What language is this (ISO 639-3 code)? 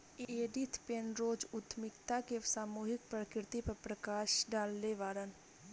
bho